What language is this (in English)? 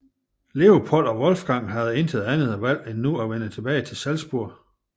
Danish